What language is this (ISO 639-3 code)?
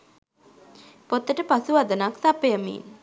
sin